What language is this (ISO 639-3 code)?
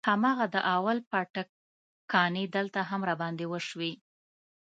pus